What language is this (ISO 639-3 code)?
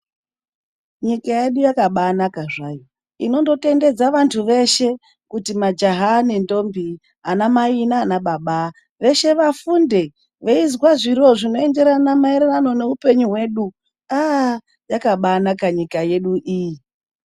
ndc